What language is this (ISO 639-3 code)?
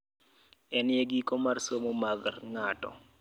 luo